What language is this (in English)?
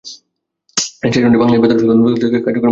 Bangla